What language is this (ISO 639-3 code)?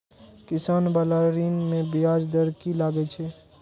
mai